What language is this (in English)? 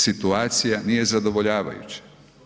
Croatian